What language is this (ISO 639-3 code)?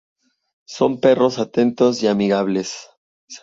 spa